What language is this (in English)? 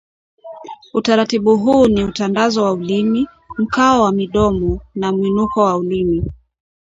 Swahili